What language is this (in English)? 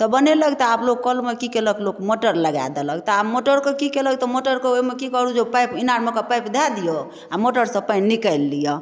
Maithili